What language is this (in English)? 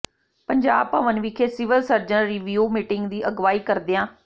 Punjabi